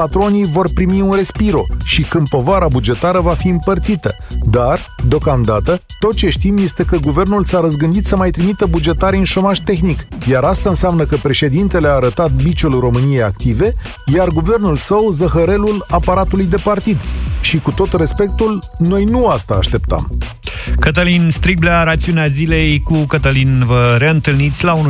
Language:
Romanian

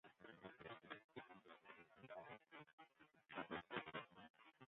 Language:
Western Frisian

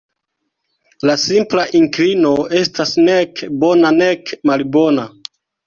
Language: Esperanto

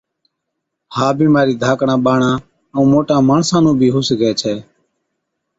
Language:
Od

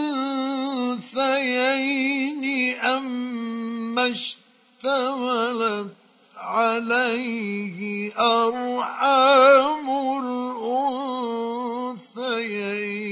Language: Arabic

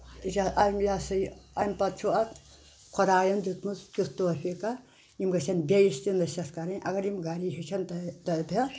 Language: Kashmiri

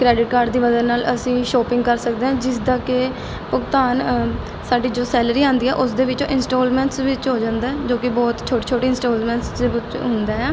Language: Punjabi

